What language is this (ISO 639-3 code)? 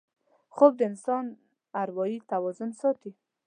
pus